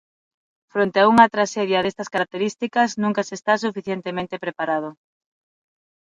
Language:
Galician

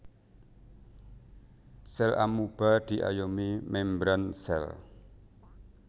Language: Javanese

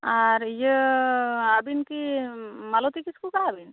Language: Santali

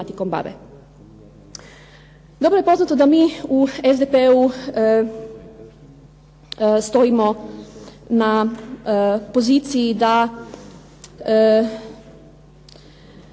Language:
Croatian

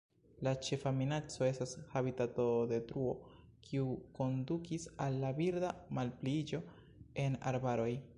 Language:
Esperanto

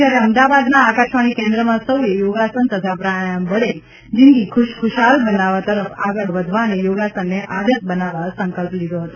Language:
Gujarati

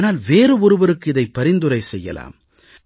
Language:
Tamil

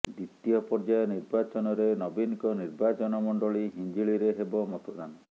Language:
Odia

